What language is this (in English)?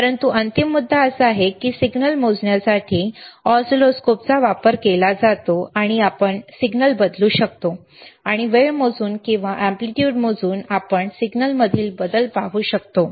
Marathi